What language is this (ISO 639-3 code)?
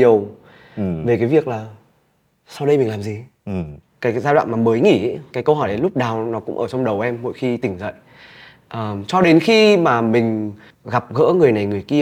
vie